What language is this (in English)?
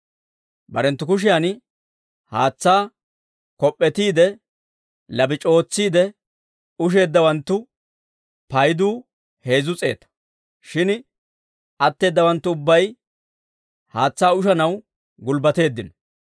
Dawro